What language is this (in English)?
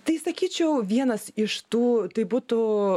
Lithuanian